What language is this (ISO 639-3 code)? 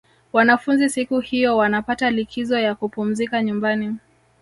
swa